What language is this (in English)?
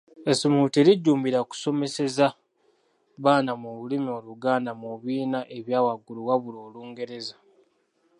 Ganda